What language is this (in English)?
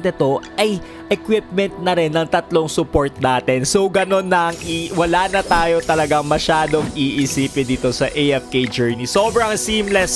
Filipino